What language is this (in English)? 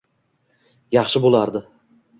Uzbek